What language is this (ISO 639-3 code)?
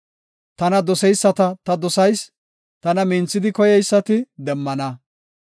gof